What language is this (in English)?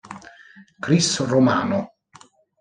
Italian